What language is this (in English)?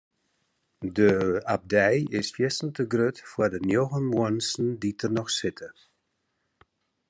Western Frisian